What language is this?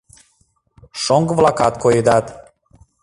Mari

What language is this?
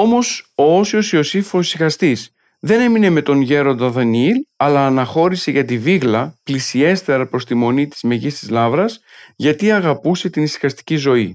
Greek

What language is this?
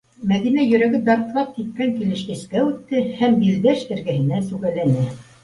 Bashkir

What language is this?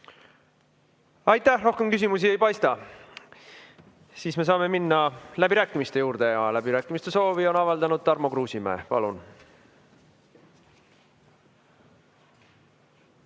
Estonian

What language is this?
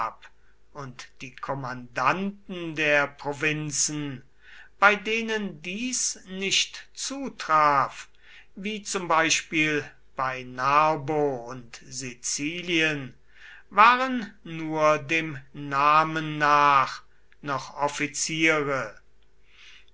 German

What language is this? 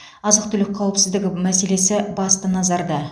Kazakh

